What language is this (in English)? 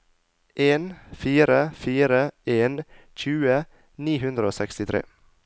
Norwegian